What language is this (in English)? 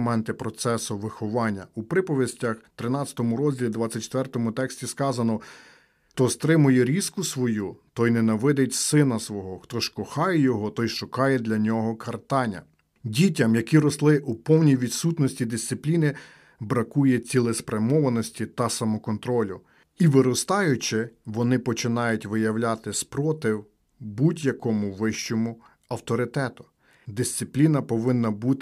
Ukrainian